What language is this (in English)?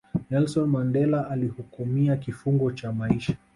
Swahili